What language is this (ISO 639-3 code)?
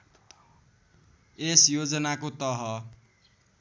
nep